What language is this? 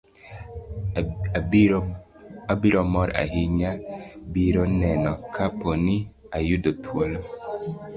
Luo (Kenya and Tanzania)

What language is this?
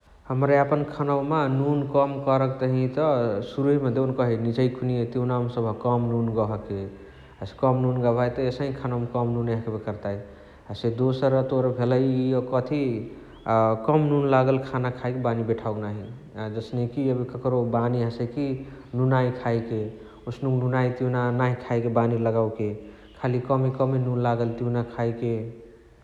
Chitwania Tharu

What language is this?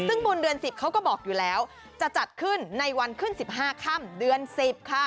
Thai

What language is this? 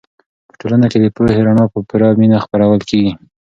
Pashto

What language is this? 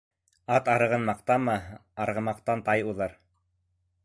Bashkir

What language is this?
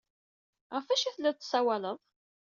Kabyle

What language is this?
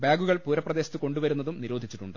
Malayalam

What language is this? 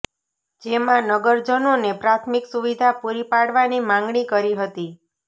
Gujarati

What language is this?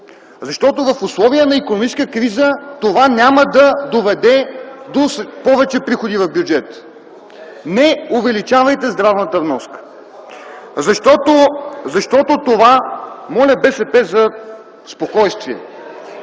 Bulgarian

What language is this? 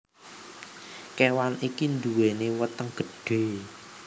Javanese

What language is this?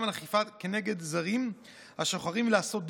Hebrew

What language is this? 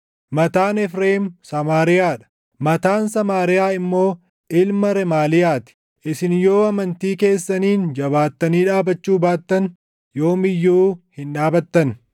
Oromo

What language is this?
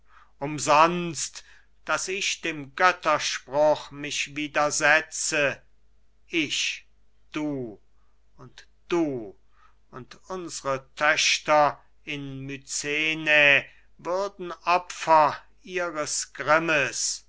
German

